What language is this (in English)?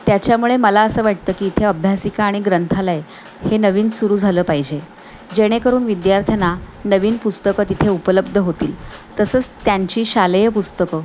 Marathi